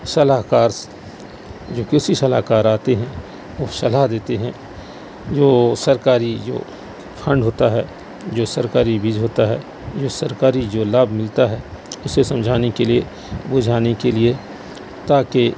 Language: Urdu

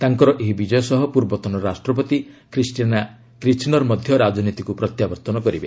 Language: Odia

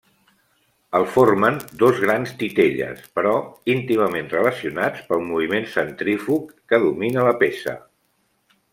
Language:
Catalan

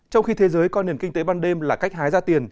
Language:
Vietnamese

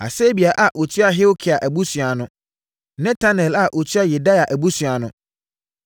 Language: Akan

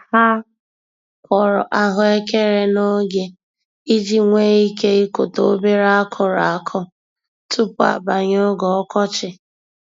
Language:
Igbo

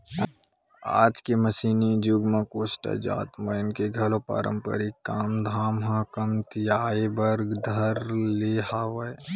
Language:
Chhattisgarhi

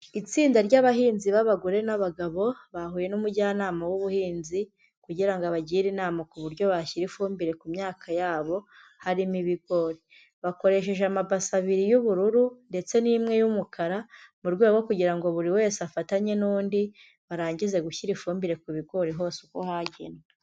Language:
Kinyarwanda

